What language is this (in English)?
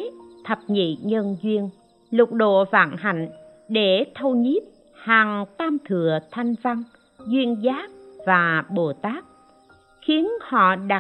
Vietnamese